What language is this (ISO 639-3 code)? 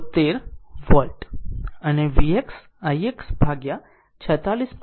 guj